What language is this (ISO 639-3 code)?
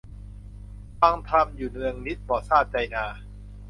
tha